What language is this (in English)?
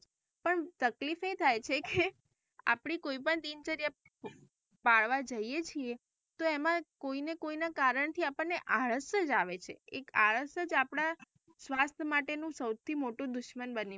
Gujarati